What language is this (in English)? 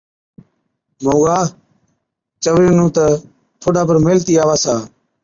Od